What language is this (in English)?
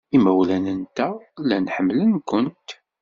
Kabyle